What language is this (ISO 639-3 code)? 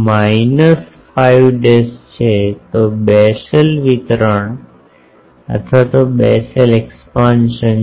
guj